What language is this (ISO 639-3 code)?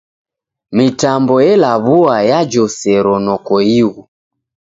dav